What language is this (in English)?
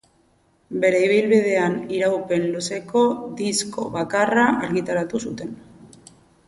Basque